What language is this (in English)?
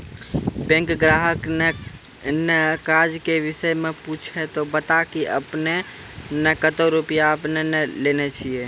Maithili